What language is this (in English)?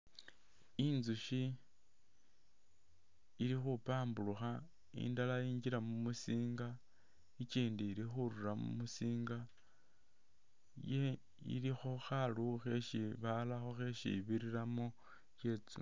Masaaba